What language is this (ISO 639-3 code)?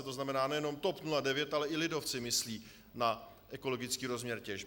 ces